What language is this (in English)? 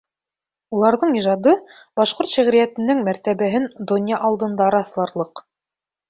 Bashkir